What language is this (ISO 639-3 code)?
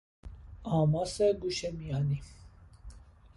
fas